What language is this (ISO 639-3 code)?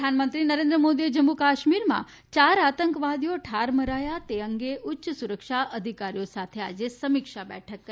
guj